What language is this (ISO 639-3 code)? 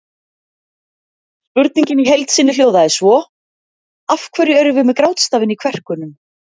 isl